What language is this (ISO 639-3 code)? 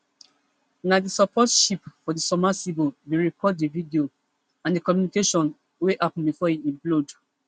pcm